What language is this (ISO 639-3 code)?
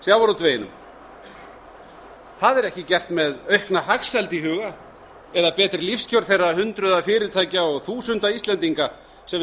isl